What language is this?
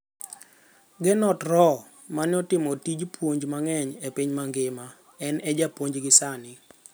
Luo (Kenya and Tanzania)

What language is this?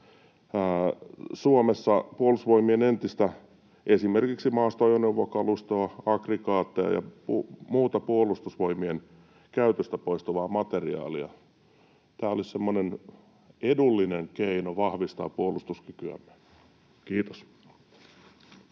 Finnish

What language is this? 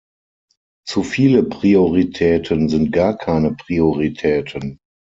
German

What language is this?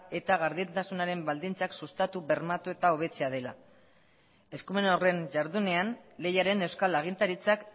Basque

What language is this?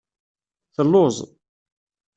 Kabyle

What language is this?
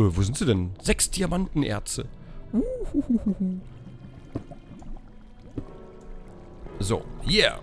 German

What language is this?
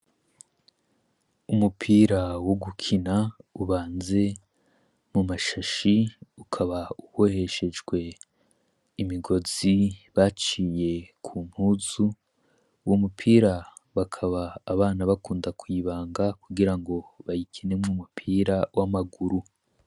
Rundi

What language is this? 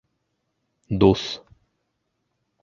Bashkir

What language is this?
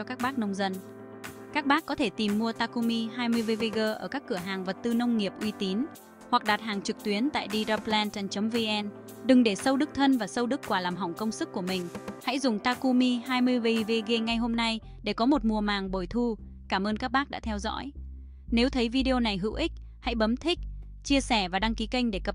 Vietnamese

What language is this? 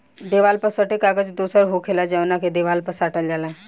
Bhojpuri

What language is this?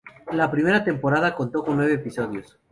Spanish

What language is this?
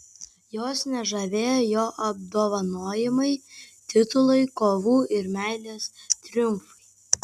Lithuanian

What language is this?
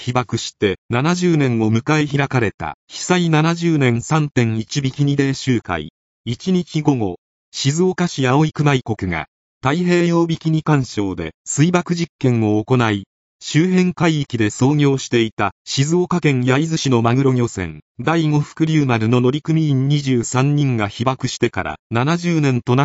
Japanese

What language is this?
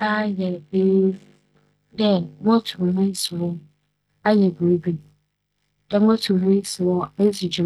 Akan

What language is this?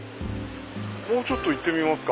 Japanese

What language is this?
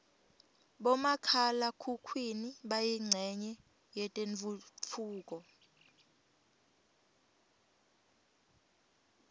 Swati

